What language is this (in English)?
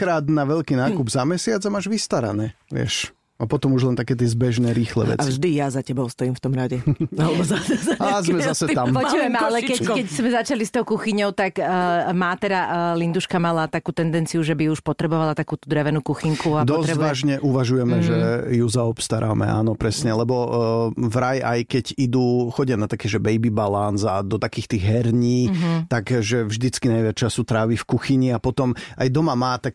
Slovak